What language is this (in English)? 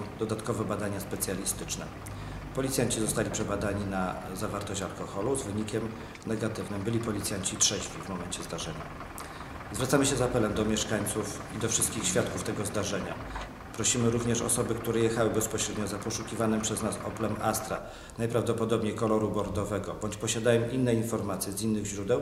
Polish